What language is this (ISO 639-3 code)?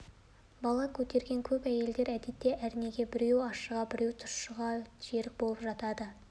kaz